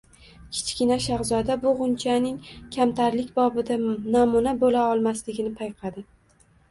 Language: Uzbek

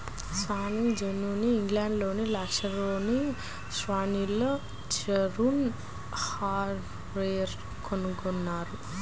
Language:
Telugu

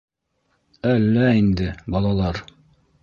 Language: Bashkir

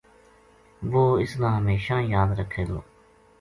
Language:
Gujari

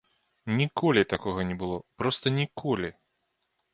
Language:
Belarusian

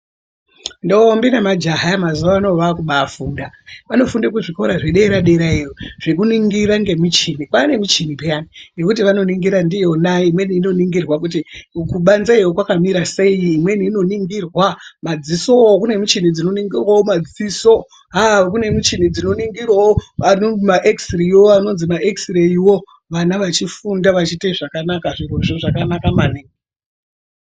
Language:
Ndau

